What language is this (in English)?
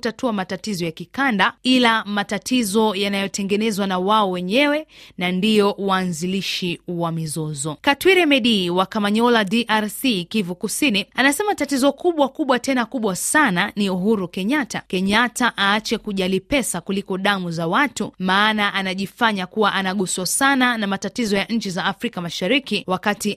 Swahili